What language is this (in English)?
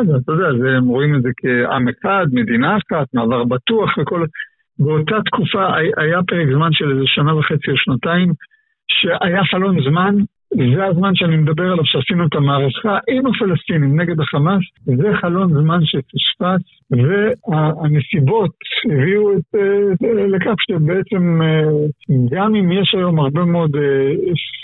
Hebrew